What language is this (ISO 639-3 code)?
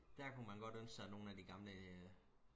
dan